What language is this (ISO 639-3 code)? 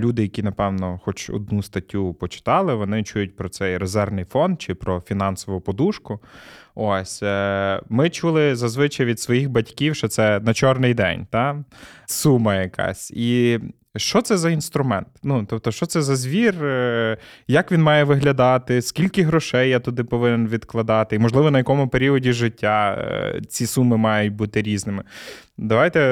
ukr